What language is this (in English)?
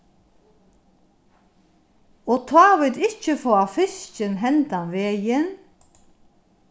Faroese